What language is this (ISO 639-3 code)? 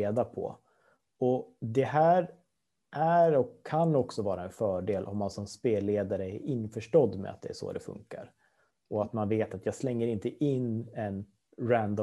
swe